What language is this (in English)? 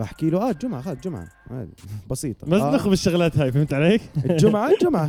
Arabic